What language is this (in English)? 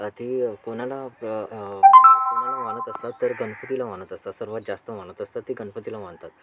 Marathi